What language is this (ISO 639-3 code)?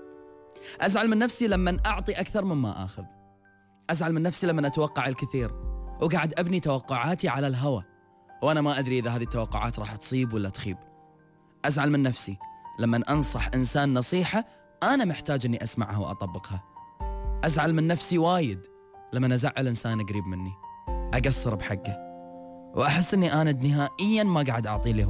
ara